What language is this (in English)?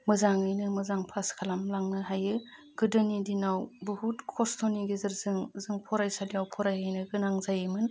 Bodo